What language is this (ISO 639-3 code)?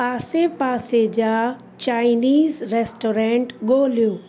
snd